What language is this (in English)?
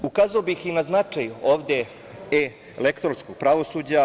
Serbian